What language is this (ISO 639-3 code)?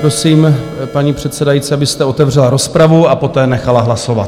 ces